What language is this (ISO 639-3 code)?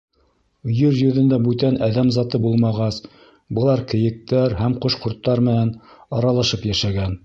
bak